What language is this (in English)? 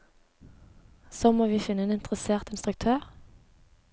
Norwegian